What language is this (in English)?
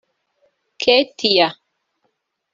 Kinyarwanda